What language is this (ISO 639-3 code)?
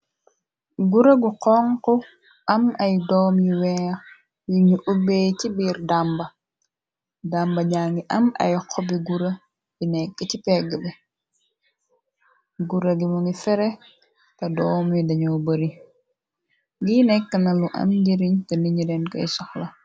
wol